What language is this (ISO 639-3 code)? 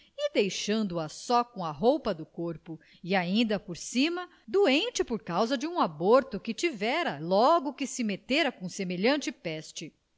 por